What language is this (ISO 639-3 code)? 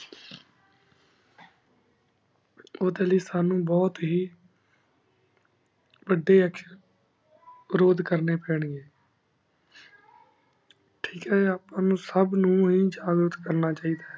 pan